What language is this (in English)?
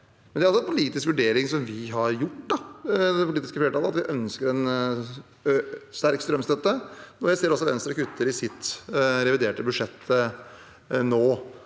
Norwegian